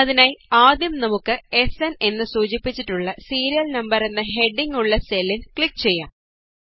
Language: Malayalam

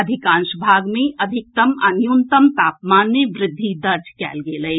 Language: Maithili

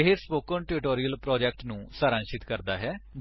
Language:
Punjabi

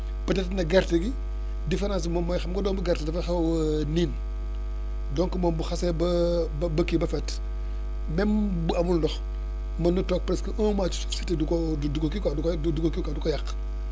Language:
Wolof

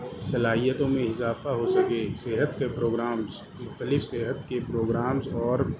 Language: Urdu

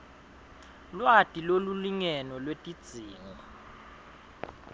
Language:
Swati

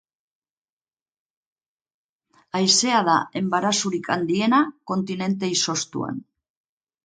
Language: Basque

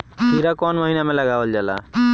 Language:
Bhojpuri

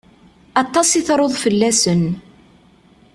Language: Kabyle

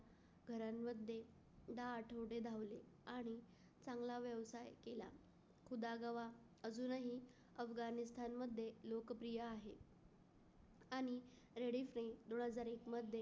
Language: Marathi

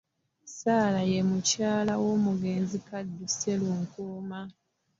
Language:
Ganda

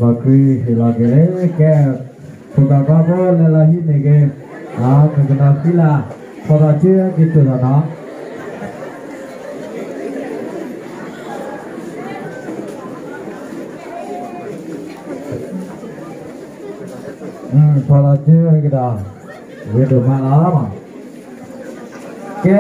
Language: Indonesian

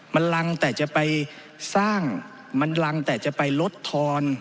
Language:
Thai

